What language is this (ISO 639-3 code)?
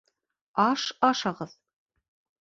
bak